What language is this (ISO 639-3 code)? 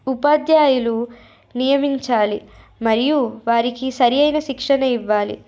tel